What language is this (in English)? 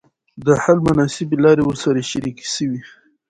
Pashto